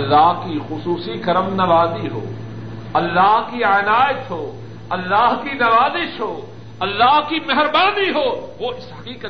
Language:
Urdu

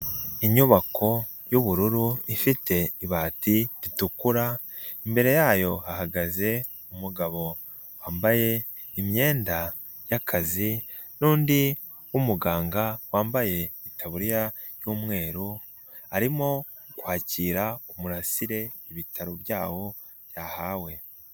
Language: Kinyarwanda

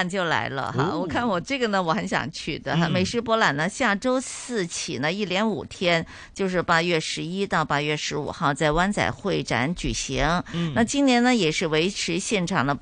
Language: Chinese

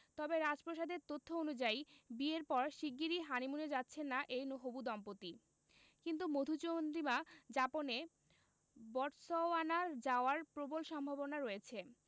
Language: Bangla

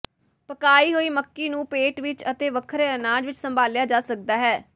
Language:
Punjabi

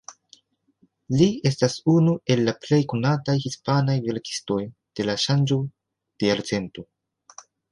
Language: Esperanto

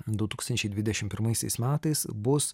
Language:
Lithuanian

